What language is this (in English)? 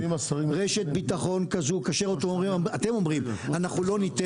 Hebrew